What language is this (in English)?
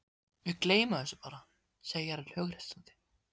Icelandic